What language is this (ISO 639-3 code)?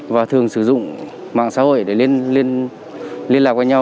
vie